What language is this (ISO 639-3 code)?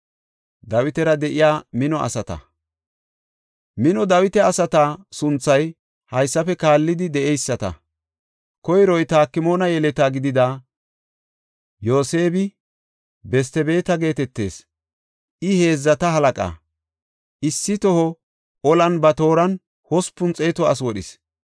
gof